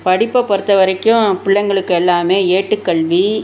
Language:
Tamil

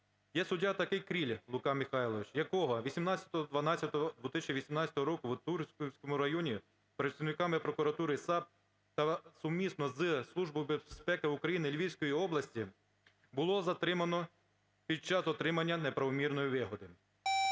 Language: Ukrainian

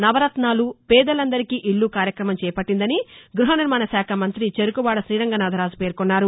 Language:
Telugu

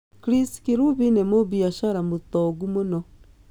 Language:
Kikuyu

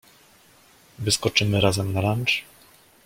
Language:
Polish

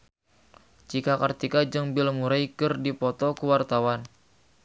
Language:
Sundanese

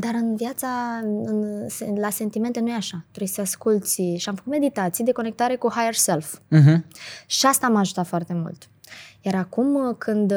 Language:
Romanian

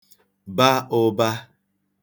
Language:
Igbo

